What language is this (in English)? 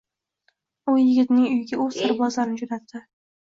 Uzbek